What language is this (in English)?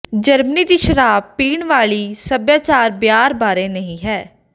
Punjabi